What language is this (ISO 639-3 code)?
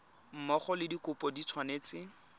tsn